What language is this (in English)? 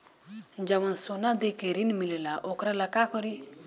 Bhojpuri